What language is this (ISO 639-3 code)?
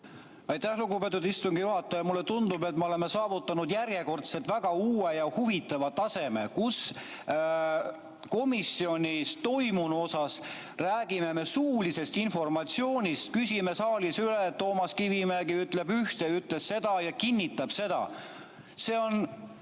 est